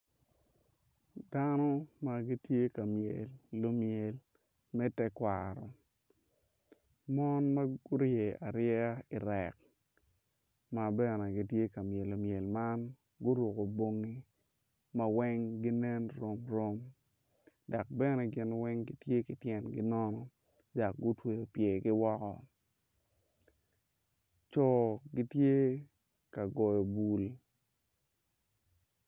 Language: Acoli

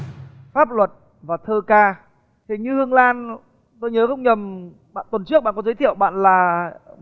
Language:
Vietnamese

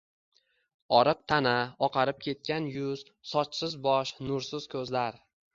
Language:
Uzbek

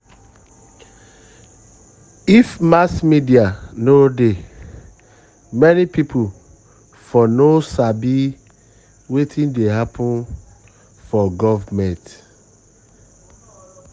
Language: Nigerian Pidgin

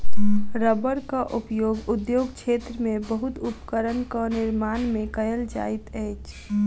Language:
Maithili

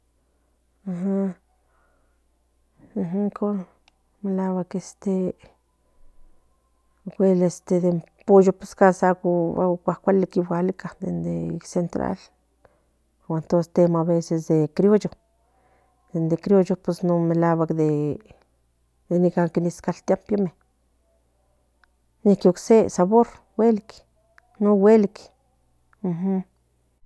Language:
Central Nahuatl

